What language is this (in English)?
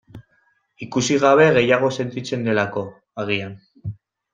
Basque